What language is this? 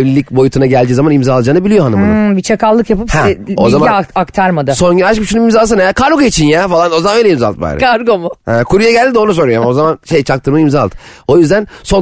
Turkish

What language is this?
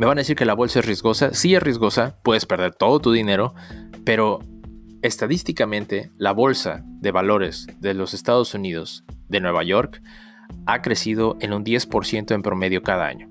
Spanish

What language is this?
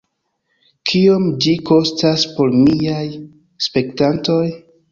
Esperanto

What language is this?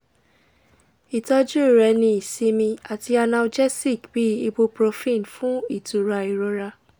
Yoruba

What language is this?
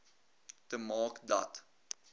Afrikaans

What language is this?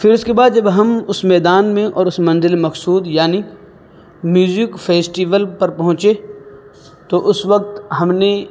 Urdu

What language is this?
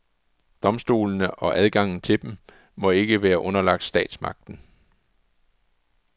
Danish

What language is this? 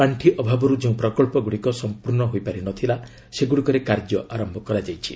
Odia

